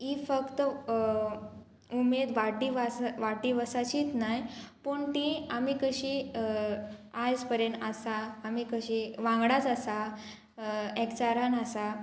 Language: Konkani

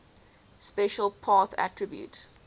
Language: English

